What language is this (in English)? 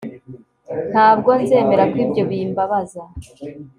Kinyarwanda